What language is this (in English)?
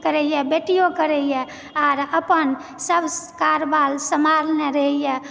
Maithili